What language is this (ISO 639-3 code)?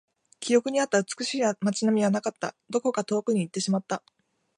jpn